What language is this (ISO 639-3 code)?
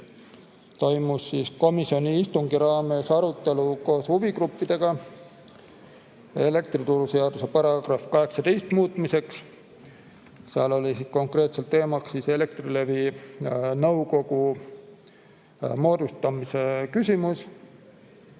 est